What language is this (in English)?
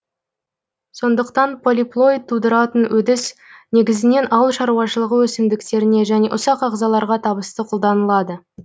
Kazakh